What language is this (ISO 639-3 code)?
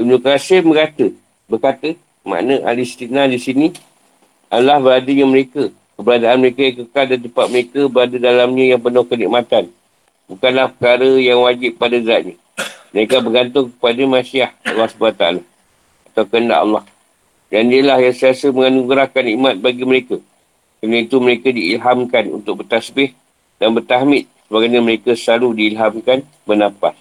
msa